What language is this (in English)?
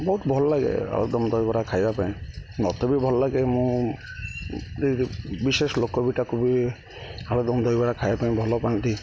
Odia